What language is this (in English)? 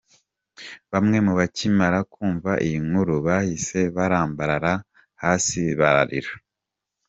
Kinyarwanda